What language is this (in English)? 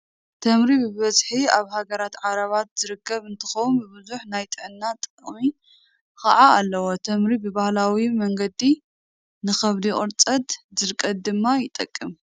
Tigrinya